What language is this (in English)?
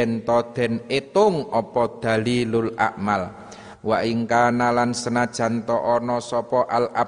Indonesian